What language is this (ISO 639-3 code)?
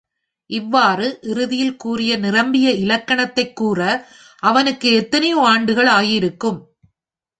tam